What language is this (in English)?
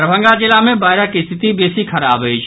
Maithili